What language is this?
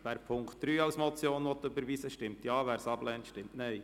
Swiss German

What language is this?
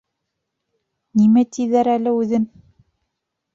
Bashkir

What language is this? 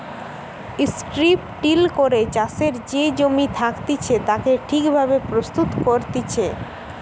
Bangla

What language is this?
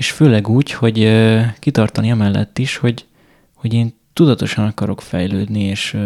Hungarian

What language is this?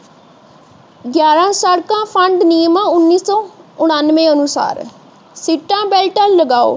Punjabi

